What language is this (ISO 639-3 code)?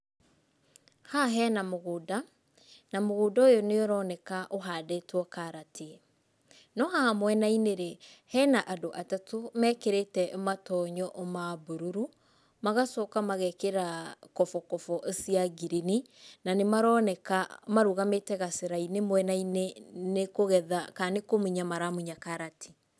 kik